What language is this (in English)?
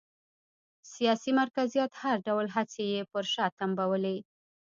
Pashto